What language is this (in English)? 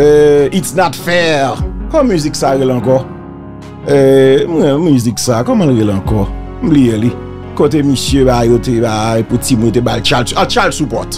French